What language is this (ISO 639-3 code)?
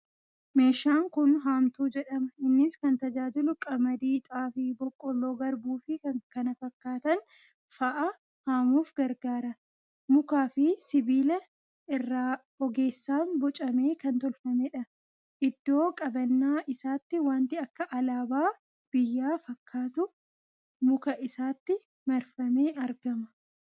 orm